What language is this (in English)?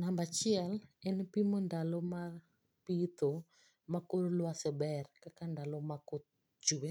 Luo (Kenya and Tanzania)